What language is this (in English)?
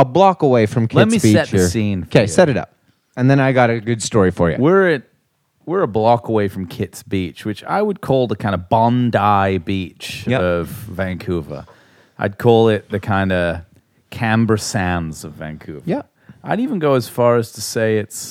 English